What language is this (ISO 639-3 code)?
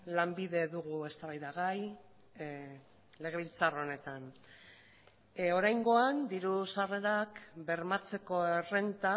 eus